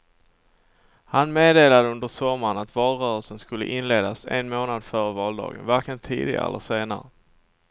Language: Swedish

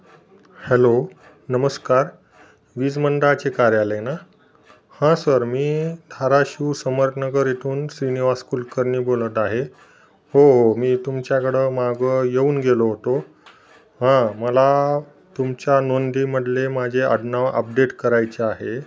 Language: Marathi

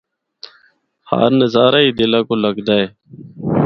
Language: Northern Hindko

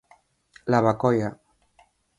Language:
Galician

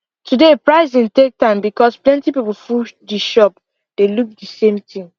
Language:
Nigerian Pidgin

